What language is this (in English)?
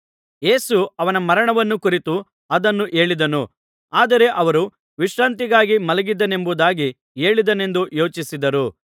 Kannada